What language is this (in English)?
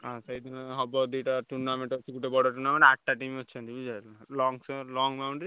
Odia